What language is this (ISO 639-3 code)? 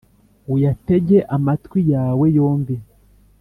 kin